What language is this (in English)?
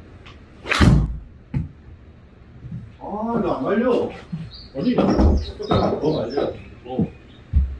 Korean